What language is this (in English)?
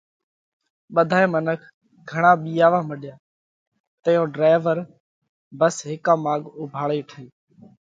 Parkari Koli